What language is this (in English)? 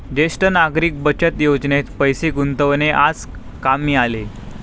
Marathi